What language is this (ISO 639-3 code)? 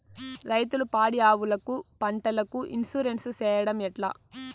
tel